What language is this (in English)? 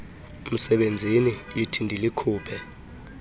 Xhosa